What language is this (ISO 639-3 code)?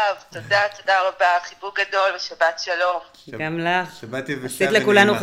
heb